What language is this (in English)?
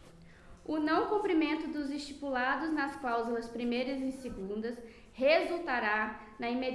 Portuguese